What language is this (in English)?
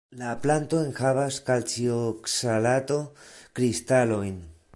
Esperanto